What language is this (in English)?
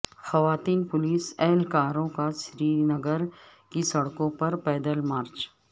Urdu